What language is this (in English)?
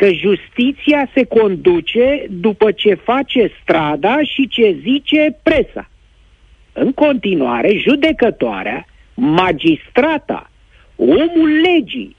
Romanian